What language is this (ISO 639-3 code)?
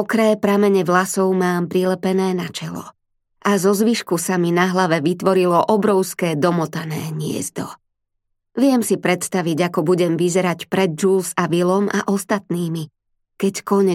slk